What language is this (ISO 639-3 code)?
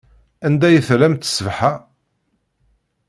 kab